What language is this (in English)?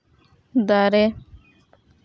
Santali